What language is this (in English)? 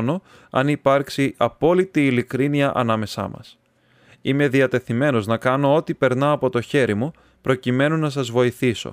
Greek